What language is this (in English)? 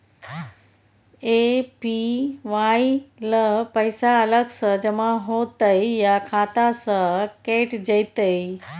Maithili